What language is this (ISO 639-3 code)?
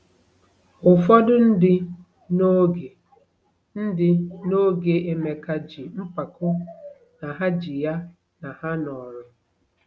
ibo